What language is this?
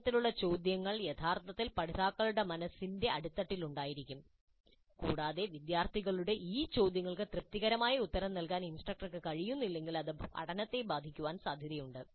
Malayalam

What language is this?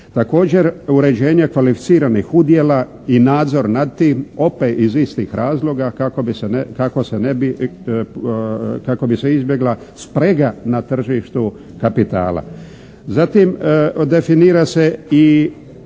Croatian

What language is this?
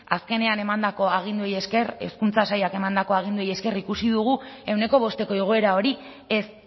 Basque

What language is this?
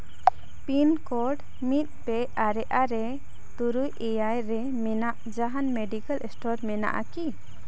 Santali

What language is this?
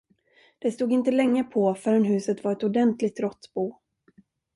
Swedish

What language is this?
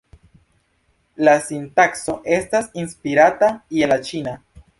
Esperanto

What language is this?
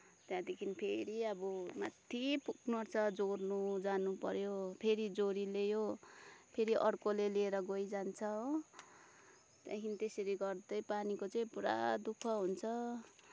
Nepali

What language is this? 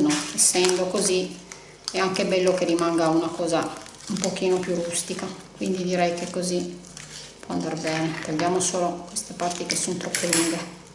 Italian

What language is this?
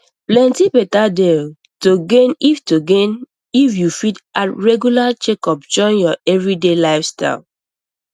Nigerian Pidgin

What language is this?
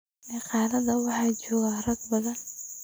Somali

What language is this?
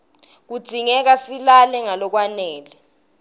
Swati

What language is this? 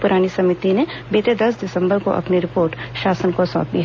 Hindi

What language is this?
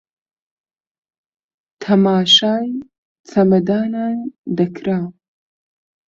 Central Kurdish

